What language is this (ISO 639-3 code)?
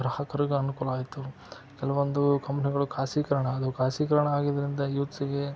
kan